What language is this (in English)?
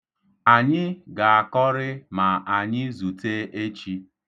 Igbo